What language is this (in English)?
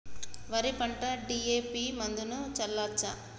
Telugu